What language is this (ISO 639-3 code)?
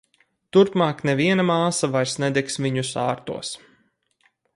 lav